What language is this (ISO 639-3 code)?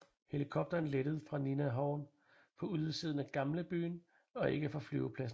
dan